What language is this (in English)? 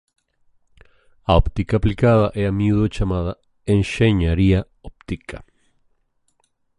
Galician